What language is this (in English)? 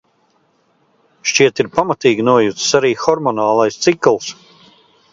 Latvian